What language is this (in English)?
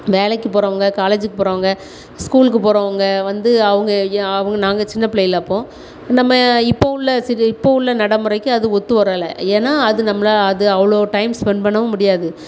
Tamil